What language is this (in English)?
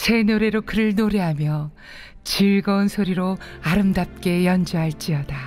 Korean